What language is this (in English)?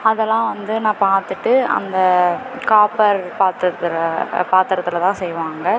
Tamil